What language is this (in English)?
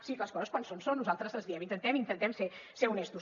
Catalan